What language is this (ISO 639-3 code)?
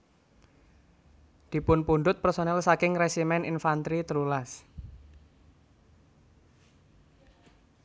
jav